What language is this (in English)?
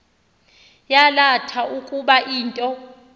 Xhosa